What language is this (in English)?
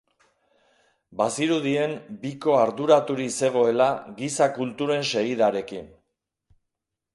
Basque